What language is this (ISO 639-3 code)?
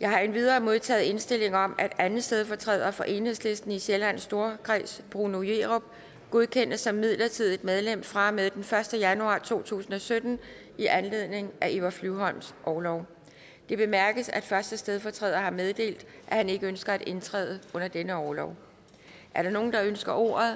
dan